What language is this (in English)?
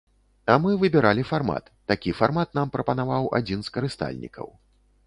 Belarusian